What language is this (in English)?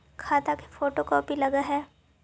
Magahi